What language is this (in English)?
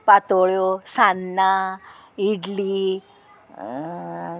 Konkani